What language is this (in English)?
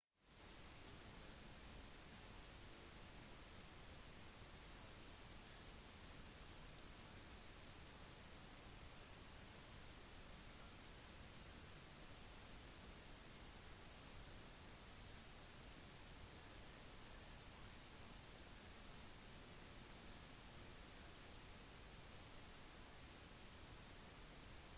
Norwegian Bokmål